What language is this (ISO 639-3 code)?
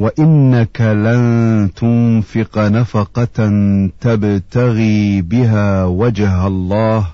ara